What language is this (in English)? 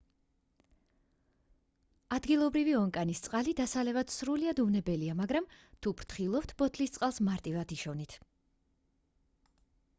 Georgian